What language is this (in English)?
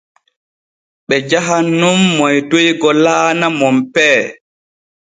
Borgu Fulfulde